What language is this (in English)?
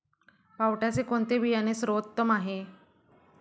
Marathi